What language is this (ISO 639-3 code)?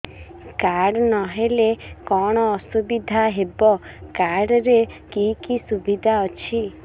ori